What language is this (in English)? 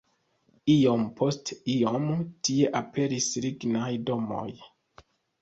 Esperanto